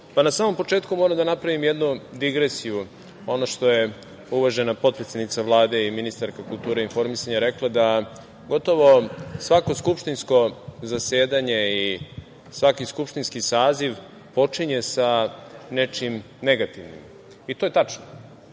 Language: Serbian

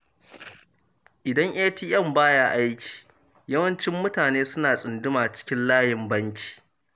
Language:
Hausa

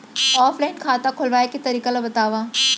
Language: Chhattisgarhi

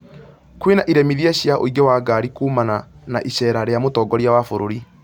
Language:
Kikuyu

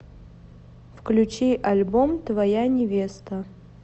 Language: Russian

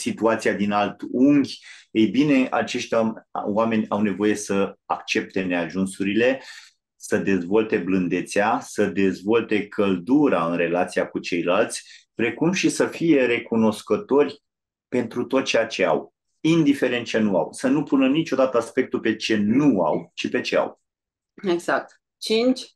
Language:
Romanian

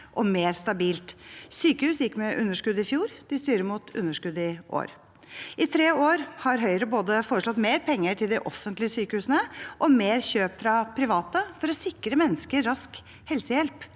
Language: Norwegian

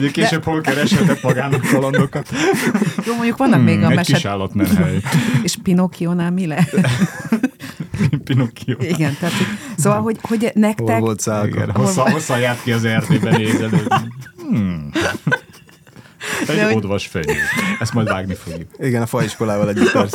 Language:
Hungarian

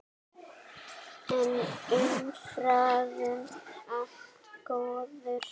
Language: Icelandic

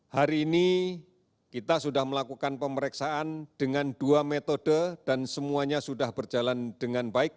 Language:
Indonesian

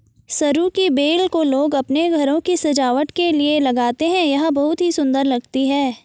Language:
Hindi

